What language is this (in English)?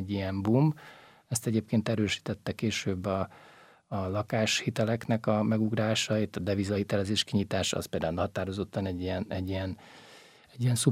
Hungarian